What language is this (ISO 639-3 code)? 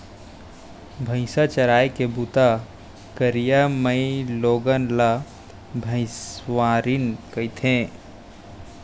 hne